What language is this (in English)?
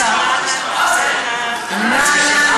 Hebrew